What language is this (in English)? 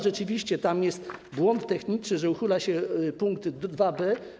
Polish